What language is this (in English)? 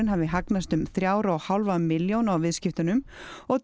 Icelandic